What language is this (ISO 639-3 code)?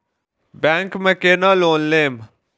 mai